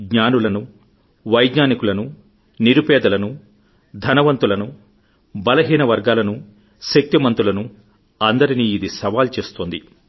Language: Telugu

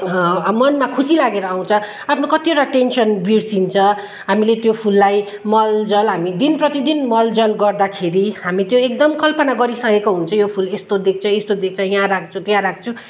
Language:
Nepali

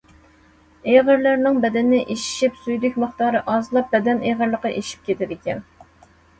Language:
Uyghur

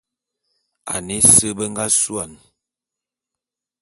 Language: Bulu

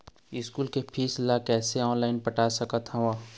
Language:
Chhattisgarhi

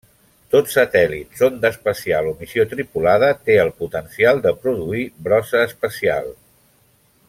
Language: Catalan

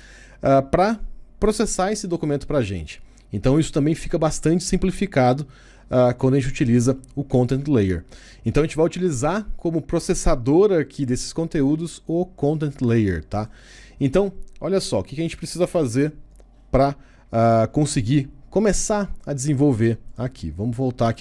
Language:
Portuguese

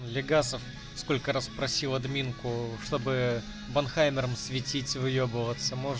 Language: Russian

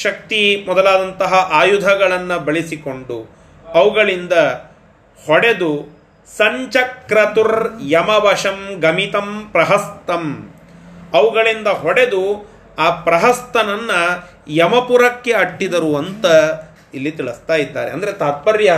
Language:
Kannada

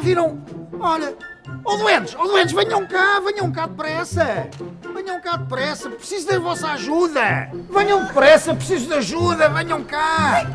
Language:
Portuguese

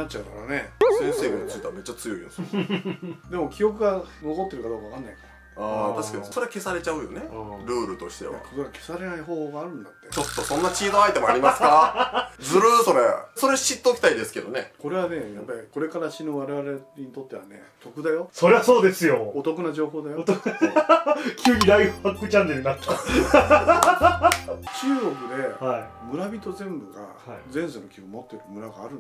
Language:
Japanese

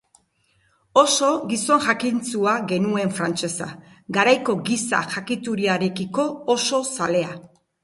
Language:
Basque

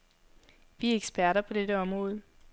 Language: Danish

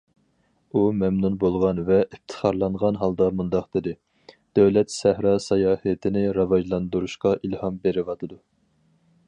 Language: Uyghur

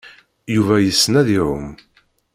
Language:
Kabyle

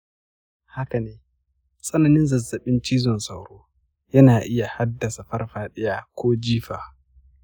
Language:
Hausa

